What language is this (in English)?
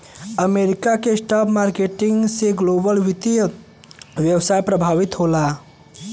Bhojpuri